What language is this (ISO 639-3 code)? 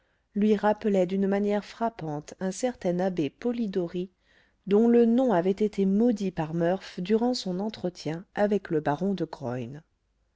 fra